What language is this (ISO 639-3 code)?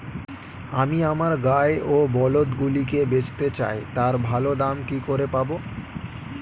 ben